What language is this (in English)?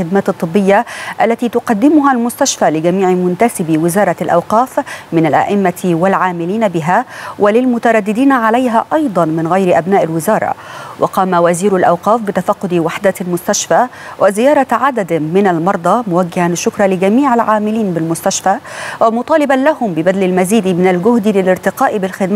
Arabic